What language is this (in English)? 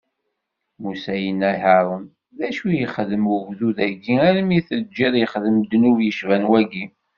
Kabyle